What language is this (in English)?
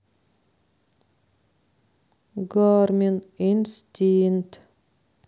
Russian